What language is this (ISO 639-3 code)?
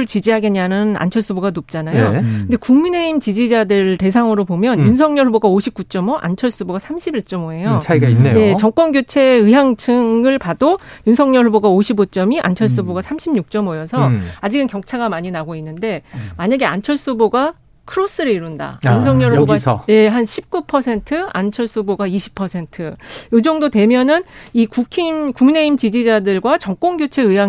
kor